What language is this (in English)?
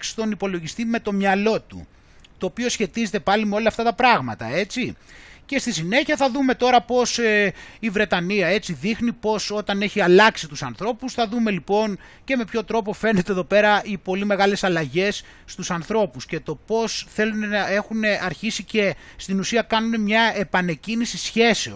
Greek